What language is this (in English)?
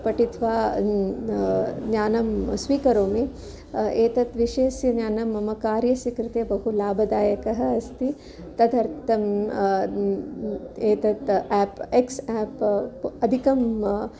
Sanskrit